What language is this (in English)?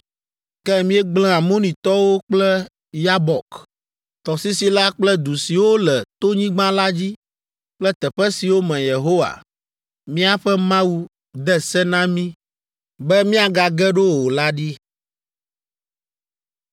Ewe